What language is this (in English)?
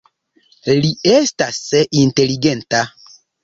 Esperanto